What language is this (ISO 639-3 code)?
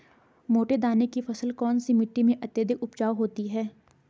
hin